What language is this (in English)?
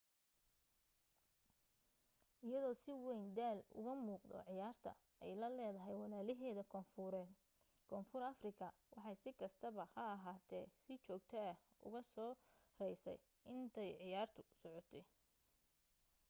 Somali